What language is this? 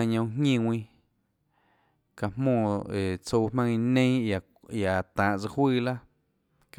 Tlacoatzintepec Chinantec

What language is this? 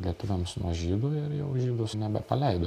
Lithuanian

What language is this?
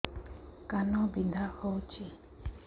Odia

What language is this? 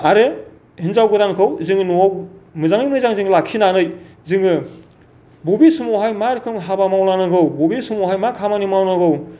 Bodo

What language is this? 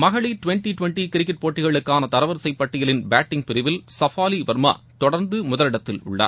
Tamil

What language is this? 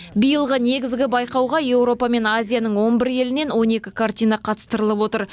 Kazakh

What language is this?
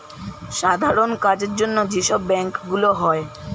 Bangla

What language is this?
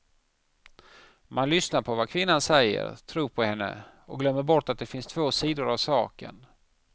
Swedish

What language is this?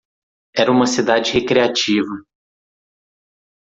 Portuguese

